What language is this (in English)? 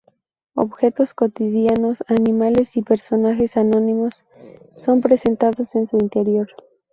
Spanish